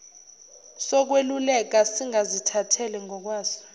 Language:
Zulu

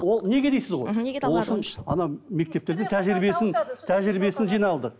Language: Kazakh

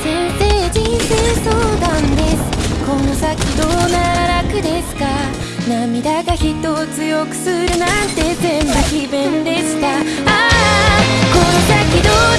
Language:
Japanese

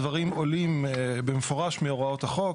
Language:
Hebrew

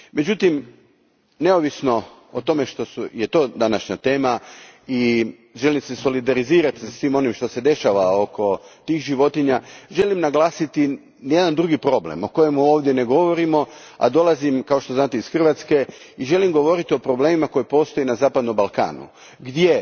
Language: Croatian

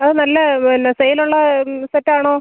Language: Malayalam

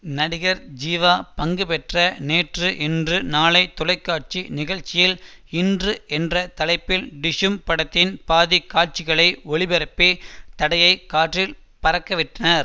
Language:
Tamil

